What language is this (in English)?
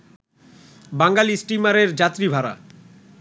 Bangla